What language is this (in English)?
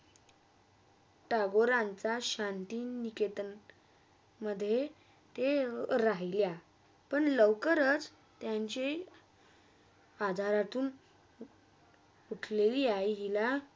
Marathi